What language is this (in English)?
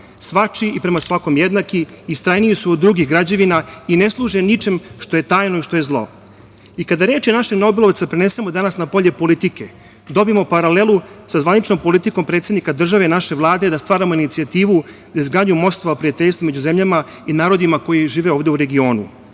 Serbian